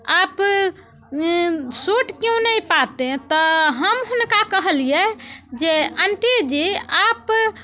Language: Maithili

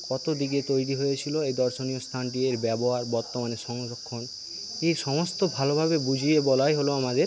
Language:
Bangla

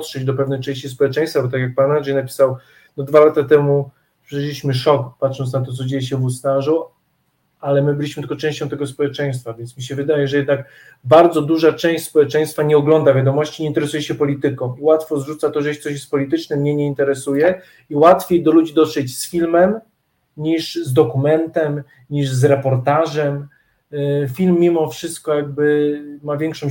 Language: Polish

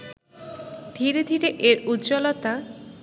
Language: Bangla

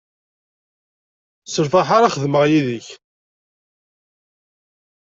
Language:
Kabyle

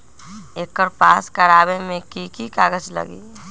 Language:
Magahi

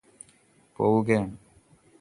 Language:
Malayalam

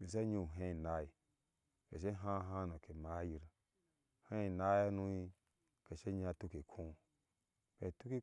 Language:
Ashe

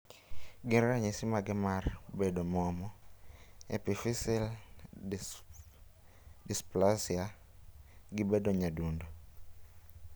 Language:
Luo (Kenya and Tanzania)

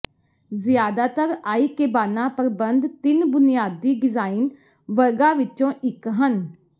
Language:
Punjabi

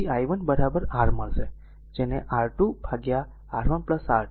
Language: Gujarati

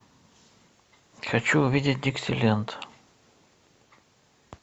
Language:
Russian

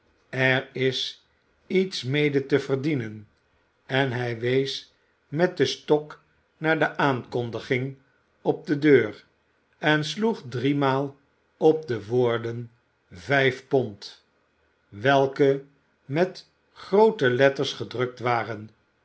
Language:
Dutch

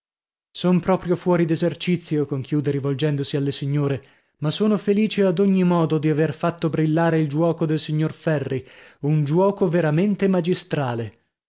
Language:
Italian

